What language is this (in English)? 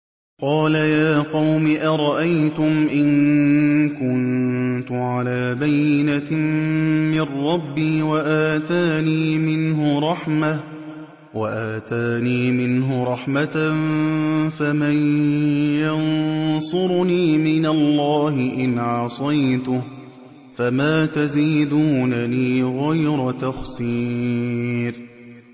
Arabic